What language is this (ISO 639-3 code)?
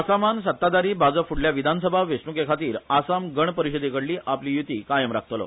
kok